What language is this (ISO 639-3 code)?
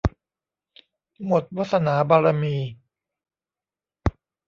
tha